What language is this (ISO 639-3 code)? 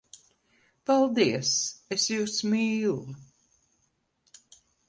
lav